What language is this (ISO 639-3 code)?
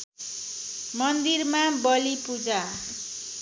nep